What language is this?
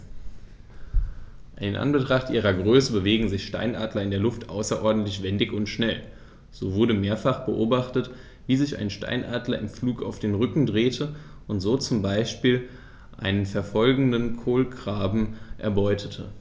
German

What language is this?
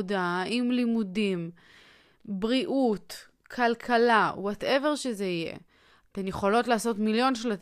Hebrew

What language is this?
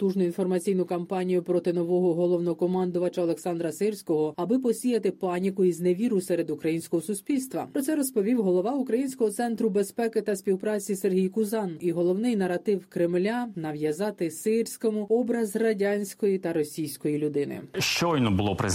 Ukrainian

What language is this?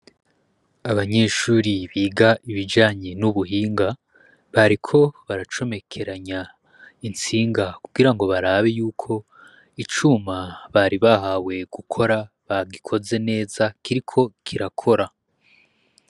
Rundi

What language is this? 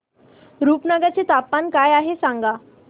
Marathi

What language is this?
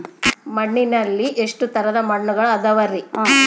Kannada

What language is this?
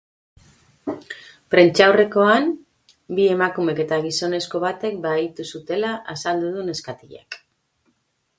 Basque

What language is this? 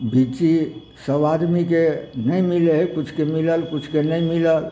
Maithili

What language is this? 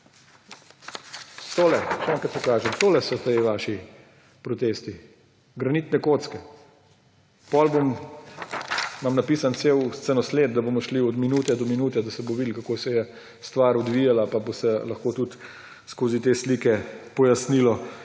Slovenian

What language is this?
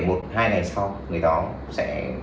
Vietnamese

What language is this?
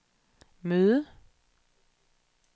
Danish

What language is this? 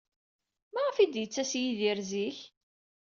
Kabyle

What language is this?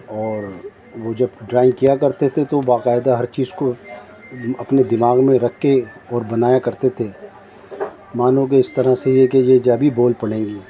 Urdu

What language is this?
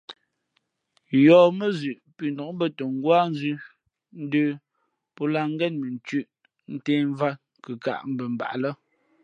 Fe'fe'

